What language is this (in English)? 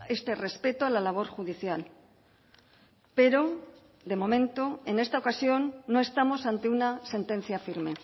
Spanish